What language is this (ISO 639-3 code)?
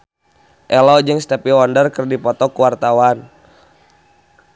sun